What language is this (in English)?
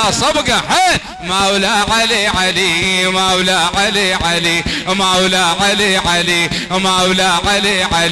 Arabic